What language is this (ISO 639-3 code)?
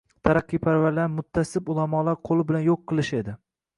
uzb